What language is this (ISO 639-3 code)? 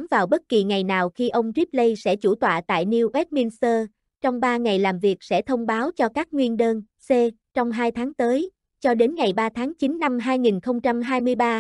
vie